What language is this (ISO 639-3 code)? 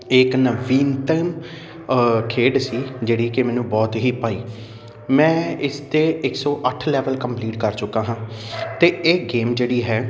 pan